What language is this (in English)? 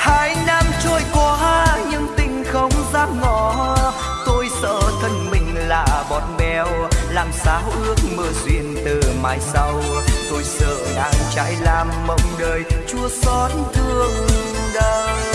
Vietnamese